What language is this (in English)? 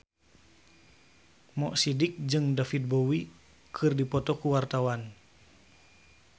Sundanese